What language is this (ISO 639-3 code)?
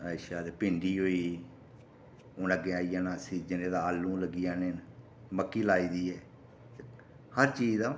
doi